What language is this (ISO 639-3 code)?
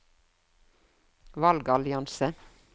nor